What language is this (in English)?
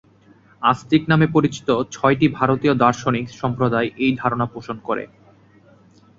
Bangla